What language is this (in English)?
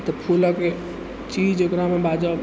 Maithili